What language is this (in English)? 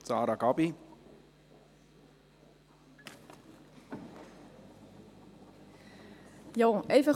Swiss German